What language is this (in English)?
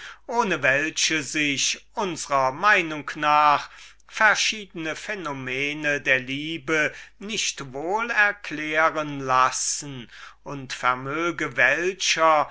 German